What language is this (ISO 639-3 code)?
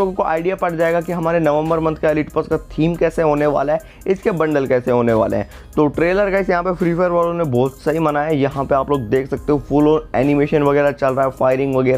hin